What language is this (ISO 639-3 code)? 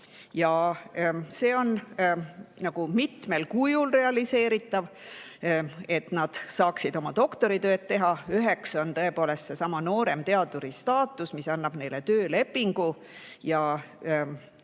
est